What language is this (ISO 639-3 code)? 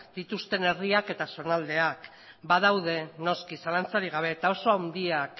eus